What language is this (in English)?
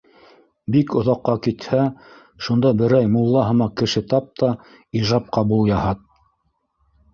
Bashkir